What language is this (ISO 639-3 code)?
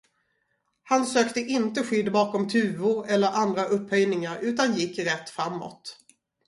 swe